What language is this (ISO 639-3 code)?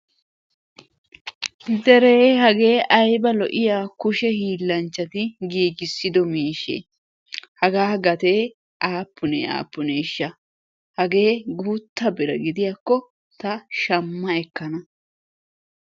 wal